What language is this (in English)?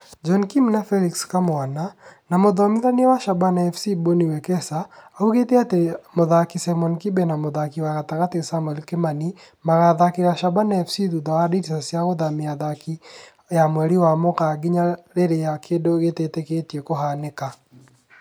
Kikuyu